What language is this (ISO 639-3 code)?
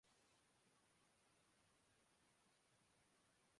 urd